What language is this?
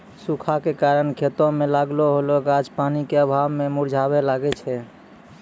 Maithili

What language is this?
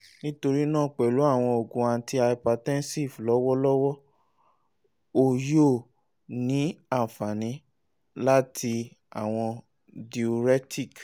Yoruba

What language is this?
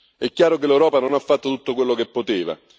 Italian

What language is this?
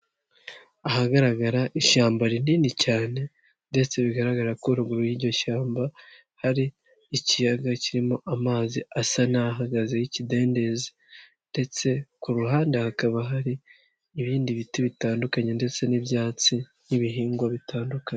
Kinyarwanda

